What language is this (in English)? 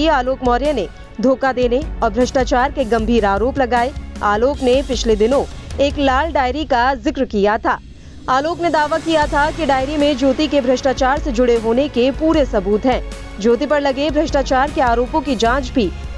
Hindi